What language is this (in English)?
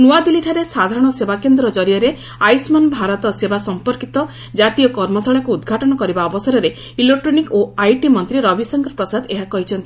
Odia